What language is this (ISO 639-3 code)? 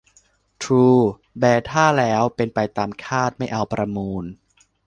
tha